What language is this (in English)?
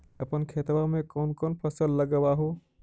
Magahi